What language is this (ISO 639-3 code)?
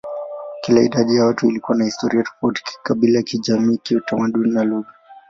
swa